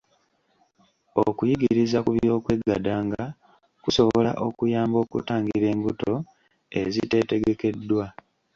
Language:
Ganda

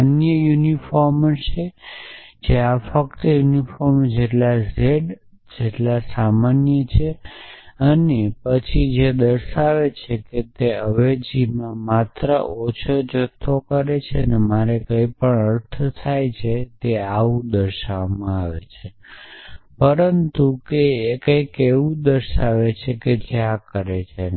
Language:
Gujarati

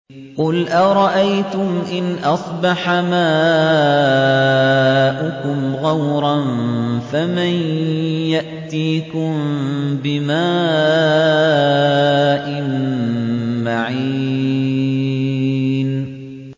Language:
Arabic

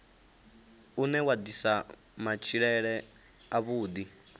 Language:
Venda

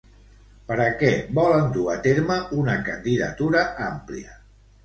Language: Catalan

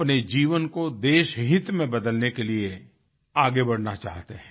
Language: Hindi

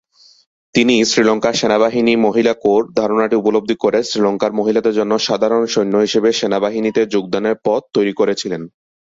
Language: Bangla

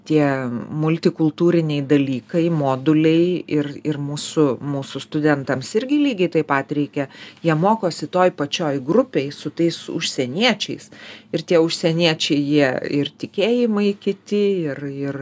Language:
Lithuanian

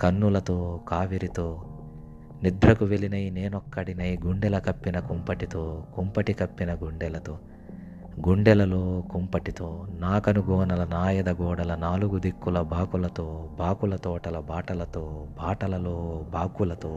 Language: Telugu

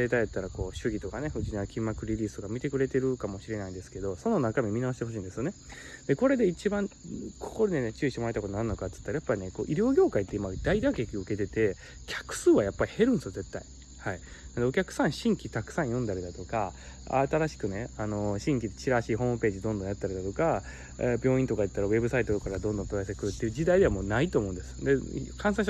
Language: Japanese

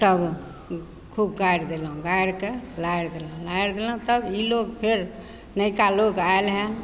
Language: Maithili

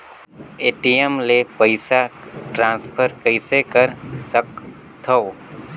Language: Chhattisgarhi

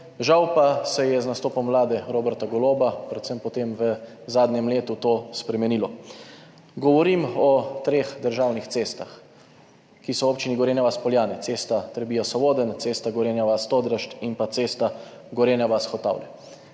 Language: Slovenian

